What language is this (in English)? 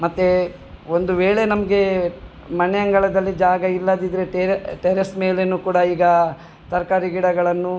Kannada